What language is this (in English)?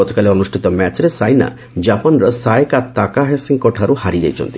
Odia